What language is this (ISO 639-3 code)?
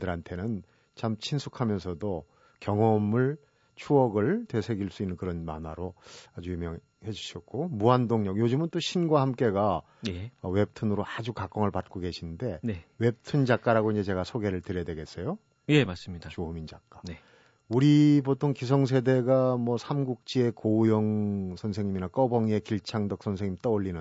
kor